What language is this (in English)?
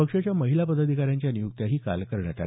Marathi